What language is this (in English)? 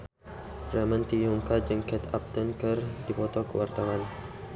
Sundanese